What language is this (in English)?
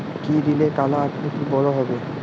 Bangla